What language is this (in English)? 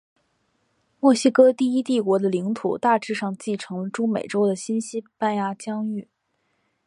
Chinese